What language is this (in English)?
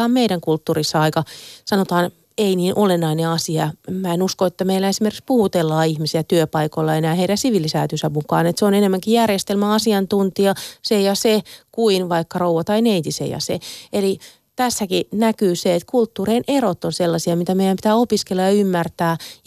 Finnish